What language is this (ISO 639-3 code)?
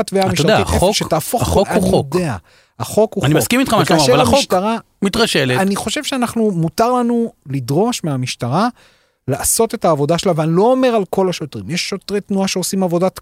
heb